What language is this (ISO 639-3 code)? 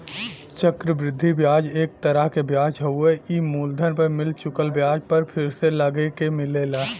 bho